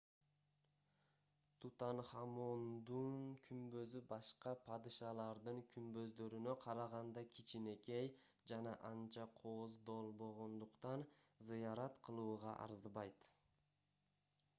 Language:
Kyrgyz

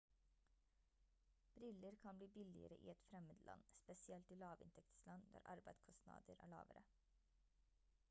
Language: Norwegian Bokmål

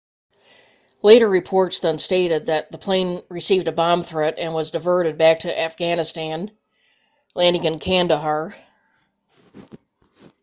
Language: English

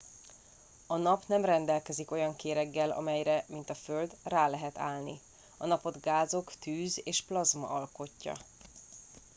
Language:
Hungarian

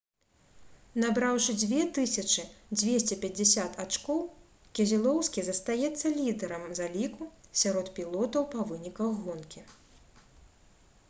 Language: Belarusian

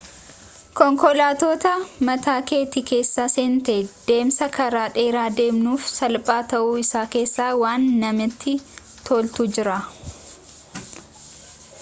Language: Oromo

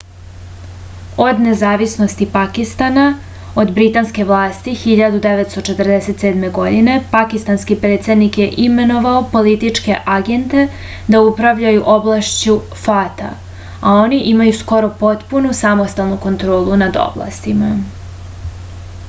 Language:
Serbian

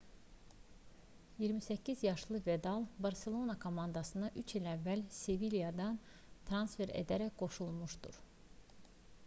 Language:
Azerbaijani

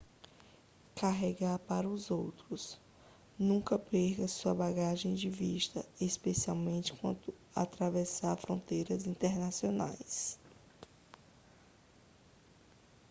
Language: Portuguese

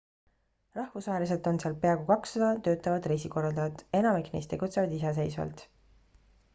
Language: Estonian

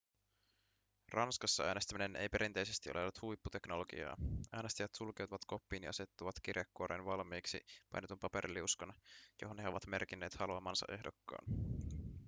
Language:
Finnish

